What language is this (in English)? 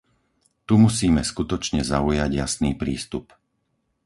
Slovak